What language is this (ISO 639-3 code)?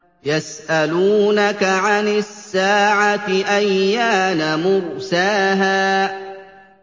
ara